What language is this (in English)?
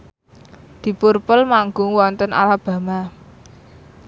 Javanese